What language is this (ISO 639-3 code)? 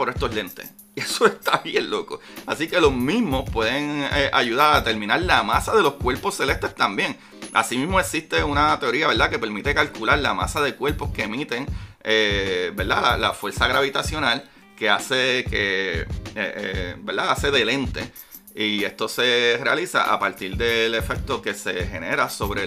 spa